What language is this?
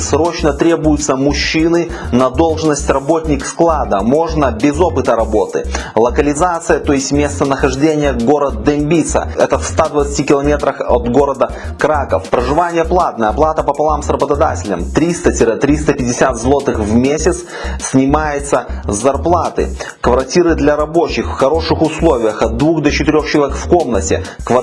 Russian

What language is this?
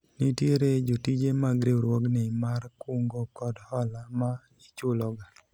Luo (Kenya and Tanzania)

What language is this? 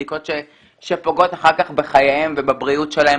Hebrew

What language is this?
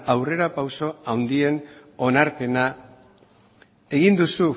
Basque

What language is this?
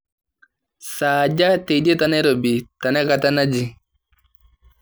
Masai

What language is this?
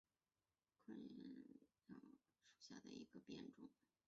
Chinese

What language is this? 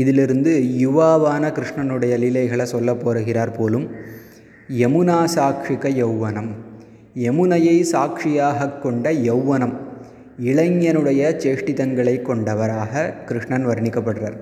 Tamil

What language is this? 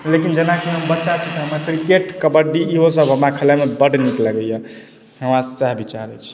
Maithili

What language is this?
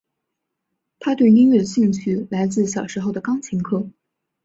Chinese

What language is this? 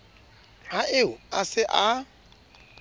Southern Sotho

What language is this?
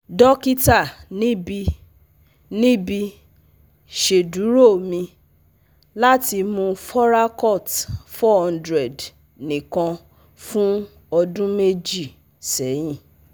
Yoruba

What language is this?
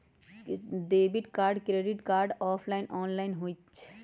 Magahi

